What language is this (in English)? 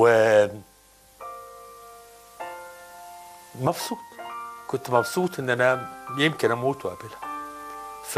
Arabic